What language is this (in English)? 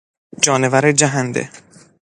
Persian